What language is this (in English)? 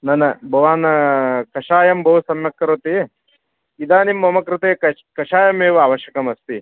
Sanskrit